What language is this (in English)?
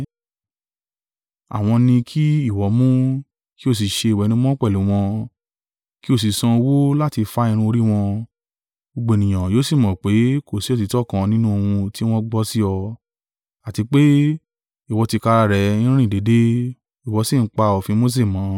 Yoruba